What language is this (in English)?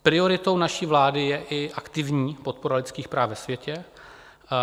Czech